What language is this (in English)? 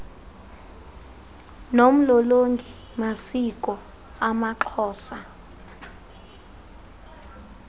Xhosa